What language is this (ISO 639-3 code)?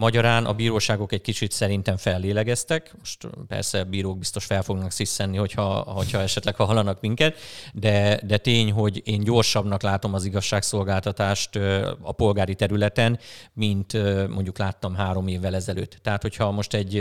hun